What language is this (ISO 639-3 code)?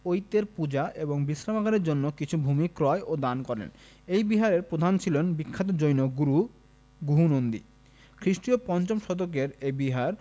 ben